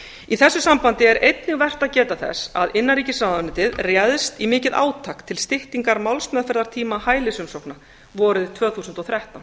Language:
Icelandic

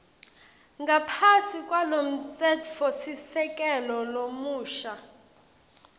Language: Swati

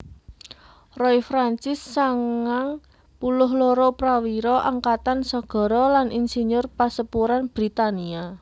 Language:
Javanese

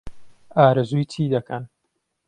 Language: Central Kurdish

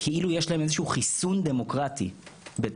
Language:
Hebrew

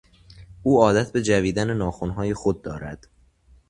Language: Persian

